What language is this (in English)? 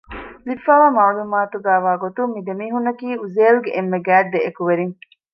Divehi